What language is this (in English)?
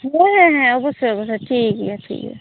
Santali